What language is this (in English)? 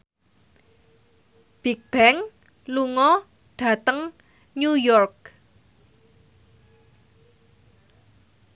Javanese